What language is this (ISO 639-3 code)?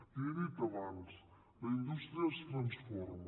cat